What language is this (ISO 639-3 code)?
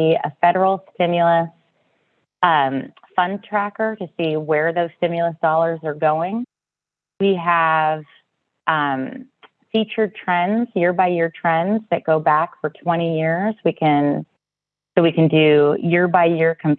eng